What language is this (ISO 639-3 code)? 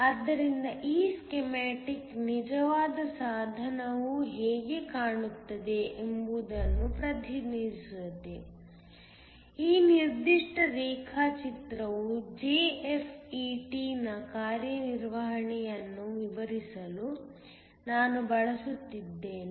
kan